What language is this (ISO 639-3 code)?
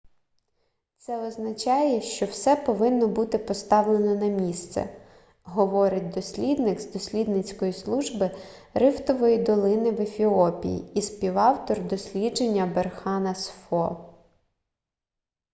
ukr